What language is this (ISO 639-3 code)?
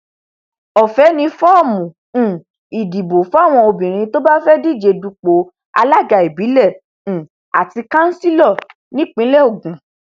yor